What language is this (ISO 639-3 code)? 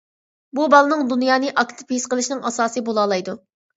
uig